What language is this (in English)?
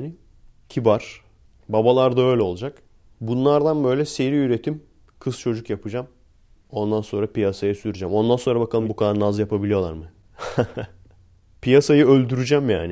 Turkish